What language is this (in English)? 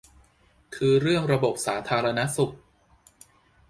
Thai